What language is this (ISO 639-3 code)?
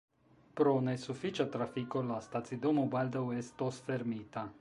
epo